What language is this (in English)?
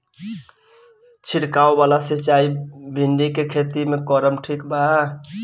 Bhojpuri